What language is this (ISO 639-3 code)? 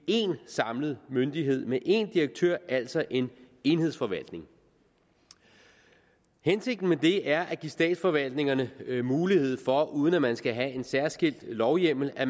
dan